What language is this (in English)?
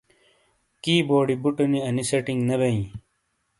Shina